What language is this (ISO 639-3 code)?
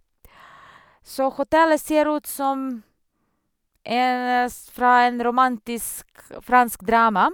nor